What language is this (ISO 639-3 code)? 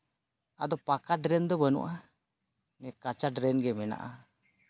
sat